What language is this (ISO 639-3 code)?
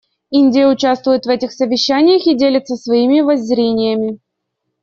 rus